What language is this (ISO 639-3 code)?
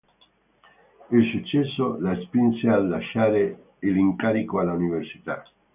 ita